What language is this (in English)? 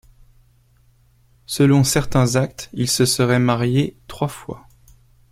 French